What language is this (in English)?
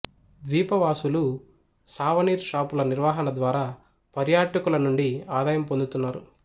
Telugu